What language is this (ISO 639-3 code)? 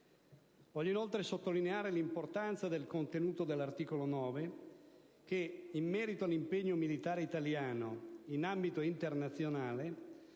ita